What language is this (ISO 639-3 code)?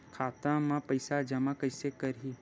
hne